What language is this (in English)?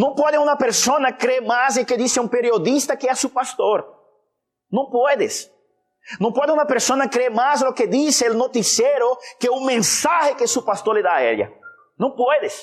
Spanish